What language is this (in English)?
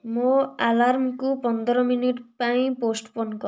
Odia